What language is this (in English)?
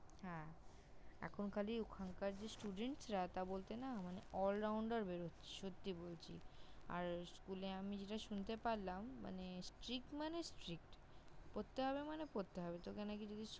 Bangla